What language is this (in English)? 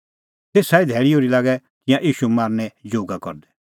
Kullu Pahari